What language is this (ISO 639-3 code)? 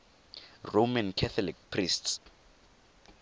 tsn